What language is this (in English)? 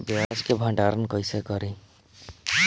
Bhojpuri